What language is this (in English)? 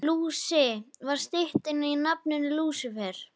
Icelandic